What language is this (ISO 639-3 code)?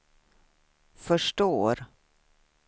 swe